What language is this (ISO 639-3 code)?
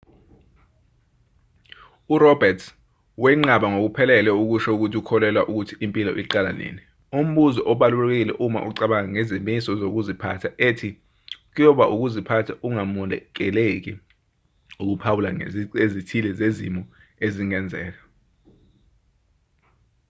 zul